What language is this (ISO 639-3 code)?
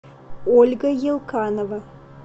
rus